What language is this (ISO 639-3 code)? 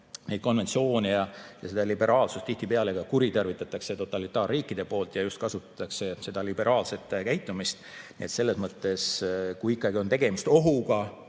est